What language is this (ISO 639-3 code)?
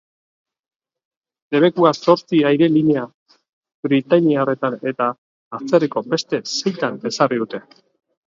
eus